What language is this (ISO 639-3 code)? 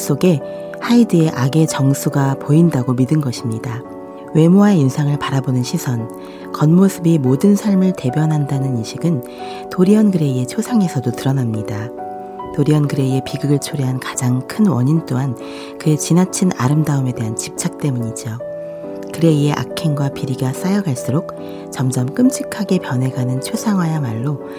kor